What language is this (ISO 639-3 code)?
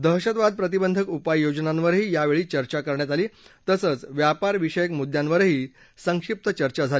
mar